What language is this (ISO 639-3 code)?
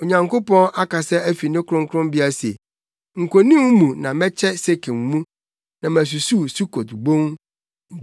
aka